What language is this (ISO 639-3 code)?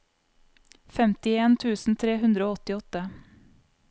nor